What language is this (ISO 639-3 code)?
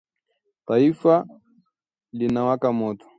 swa